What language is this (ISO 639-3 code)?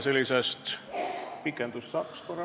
est